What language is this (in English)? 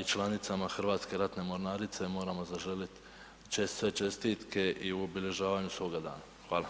Croatian